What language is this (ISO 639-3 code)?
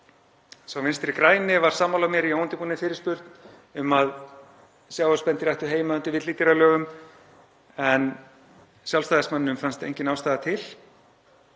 isl